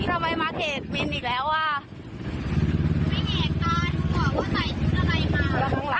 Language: Thai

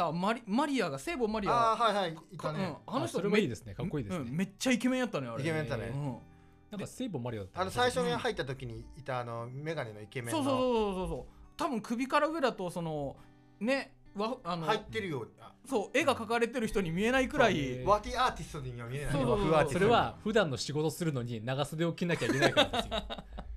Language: Japanese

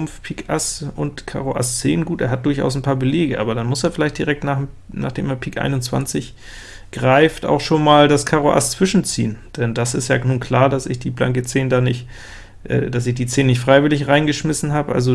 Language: German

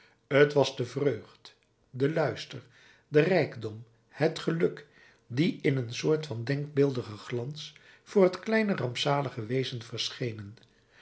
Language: Dutch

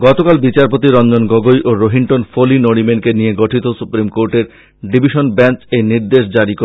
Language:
Bangla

